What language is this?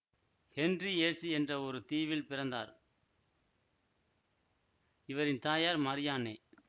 Tamil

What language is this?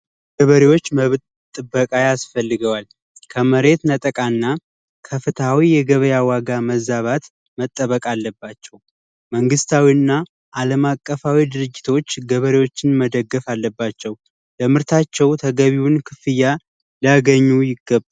Amharic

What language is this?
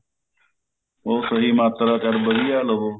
Punjabi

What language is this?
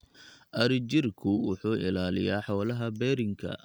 Somali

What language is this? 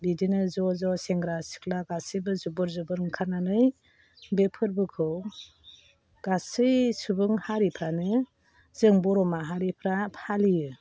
Bodo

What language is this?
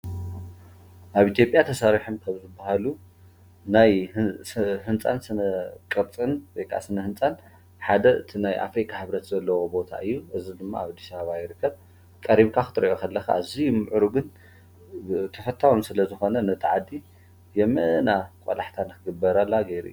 Tigrinya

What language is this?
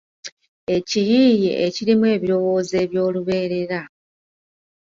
Ganda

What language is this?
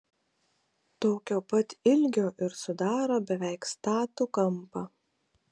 Lithuanian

